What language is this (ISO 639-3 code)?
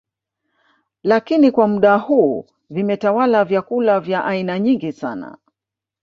swa